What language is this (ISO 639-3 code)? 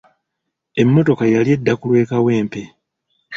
lug